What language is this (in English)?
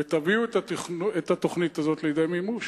Hebrew